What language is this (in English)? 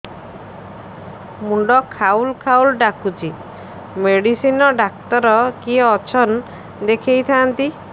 Odia